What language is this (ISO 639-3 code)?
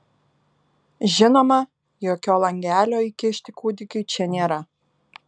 lit